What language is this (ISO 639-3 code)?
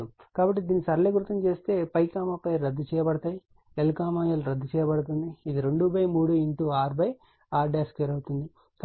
tel